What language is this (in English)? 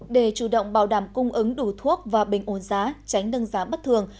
Vietnamese